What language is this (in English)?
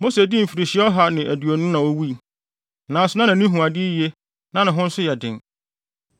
Akan